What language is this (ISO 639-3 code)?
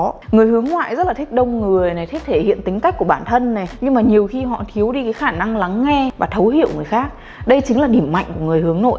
vie